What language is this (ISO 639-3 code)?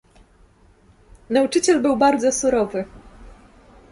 pol